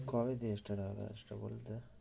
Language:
Bangla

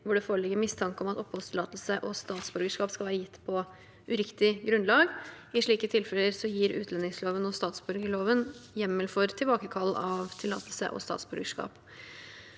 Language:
Norwegian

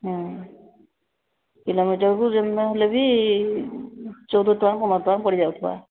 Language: Odia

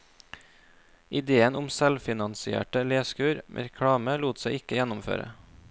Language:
Norwegian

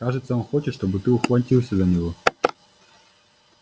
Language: Russian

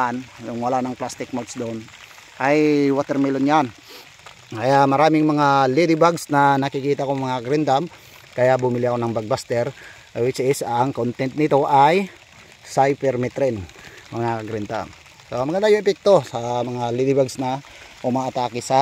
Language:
Filipino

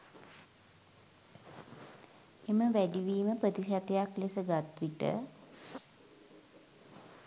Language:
Sinhala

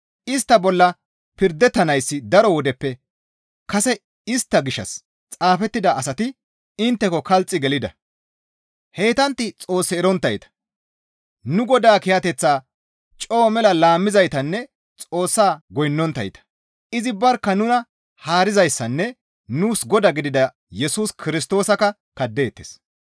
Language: Gamo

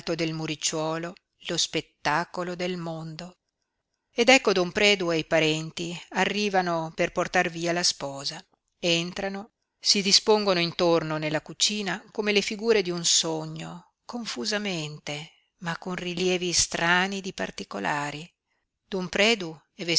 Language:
Italian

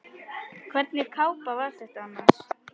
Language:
Icelandic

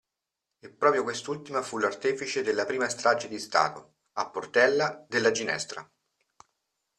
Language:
Italian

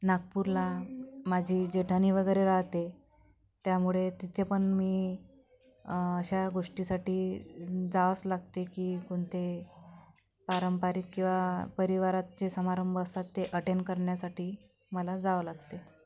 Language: Marathi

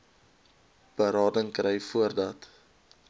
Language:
Afrikaans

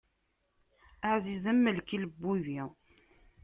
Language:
Kabyle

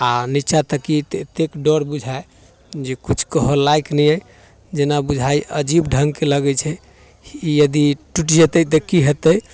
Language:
Maithili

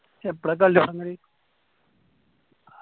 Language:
Malayalam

